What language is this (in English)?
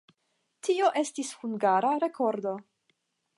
Esperanto